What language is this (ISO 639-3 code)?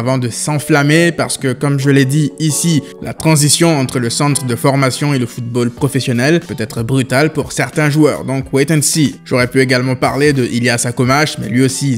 fra